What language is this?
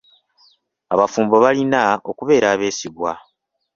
Ganda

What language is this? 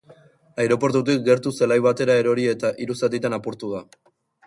Basque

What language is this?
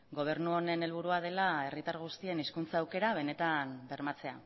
Basque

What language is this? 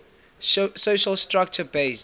English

